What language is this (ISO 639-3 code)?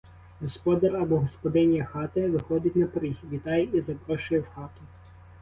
ukr